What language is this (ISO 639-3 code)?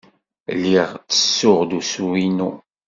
kab